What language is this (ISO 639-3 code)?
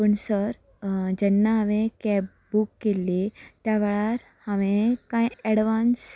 kok